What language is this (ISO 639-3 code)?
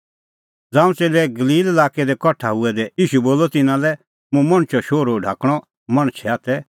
kfx